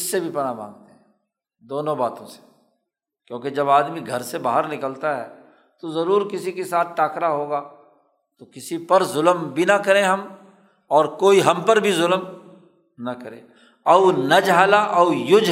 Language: Urdu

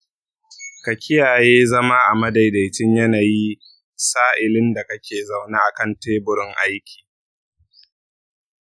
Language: Hausa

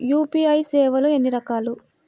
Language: Telugu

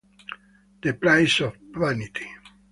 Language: Italian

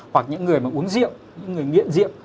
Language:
Vietnamese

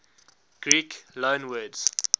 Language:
English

